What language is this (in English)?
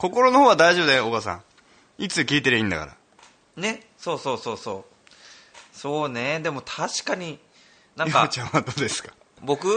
Japanese